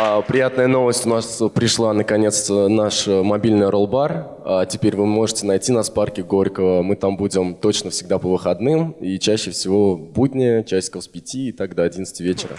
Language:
Russian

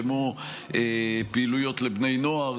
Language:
Hebrew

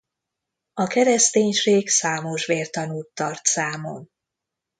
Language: Hungarian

